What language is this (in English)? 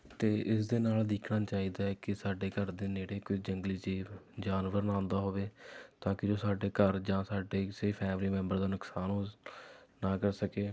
Punjabi